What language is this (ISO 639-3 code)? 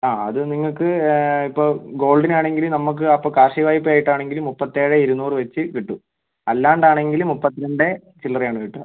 mal